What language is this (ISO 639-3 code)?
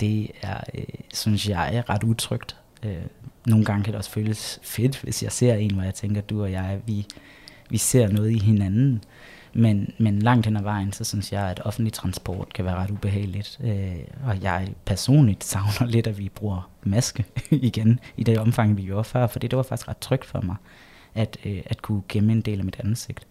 dan